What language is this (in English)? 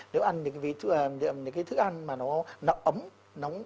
Vietnamese